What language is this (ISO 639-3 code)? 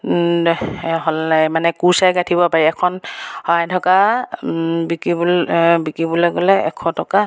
asm